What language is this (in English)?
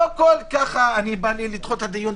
Hebrew